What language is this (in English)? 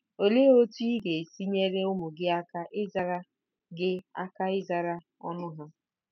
Igbo